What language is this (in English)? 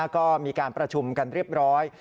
Thai